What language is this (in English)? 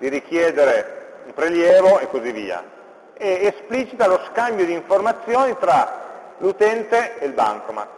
Italian